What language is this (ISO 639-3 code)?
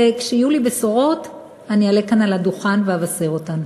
heb